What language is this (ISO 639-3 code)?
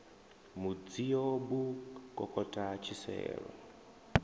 ven